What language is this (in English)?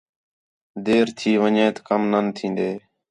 Khetrani